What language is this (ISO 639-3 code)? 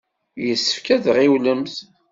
kab